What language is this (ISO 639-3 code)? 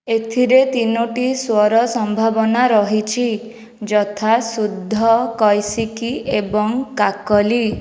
ori